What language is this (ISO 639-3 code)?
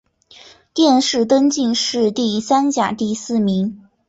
zho